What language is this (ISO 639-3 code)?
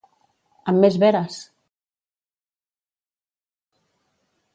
cat